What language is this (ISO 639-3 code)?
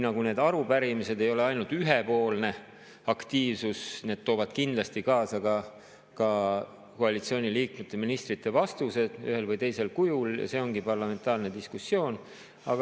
est